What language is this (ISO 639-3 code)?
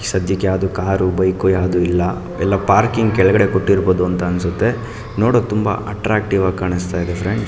kan